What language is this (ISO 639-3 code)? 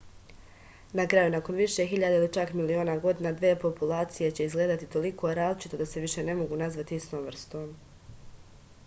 srp